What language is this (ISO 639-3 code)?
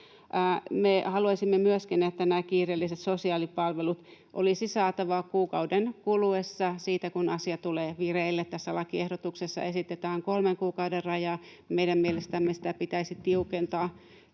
fin